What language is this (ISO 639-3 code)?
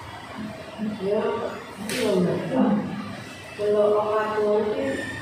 ind